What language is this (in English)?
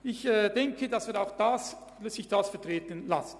Swiss German